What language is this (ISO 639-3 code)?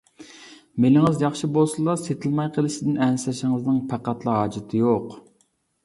uig